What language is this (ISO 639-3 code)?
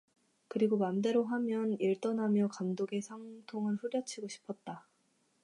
kor